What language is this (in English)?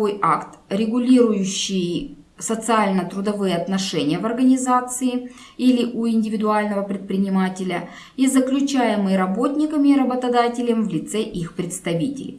Russian